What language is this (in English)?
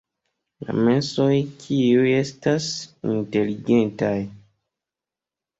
Esperanto